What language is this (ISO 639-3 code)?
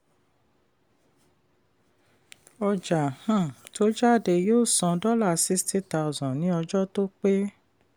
yor